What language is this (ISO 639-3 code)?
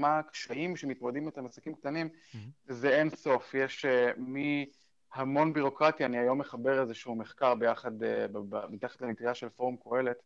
heb